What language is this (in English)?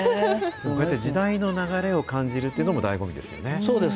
Japanese